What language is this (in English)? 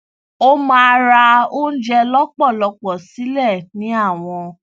Yoruba